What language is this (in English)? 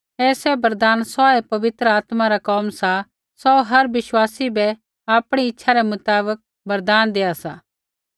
Kullu Pahari